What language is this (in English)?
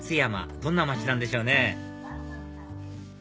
Japanese